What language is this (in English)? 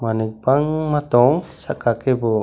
Kok Borok